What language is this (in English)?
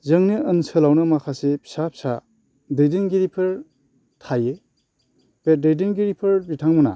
Bodo